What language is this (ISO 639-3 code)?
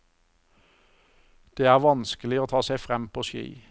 nor